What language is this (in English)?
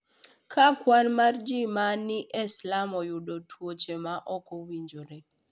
Luo (Kenya and Tanzania)